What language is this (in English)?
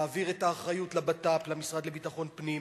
Hebrew